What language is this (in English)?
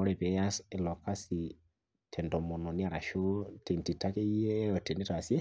Masai